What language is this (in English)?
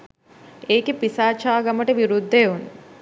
Sinhala